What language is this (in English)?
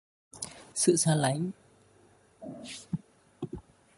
Vietnamese